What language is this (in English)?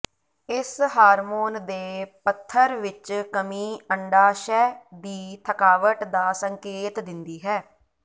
Punjabi